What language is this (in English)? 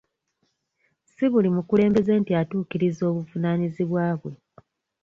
Ganda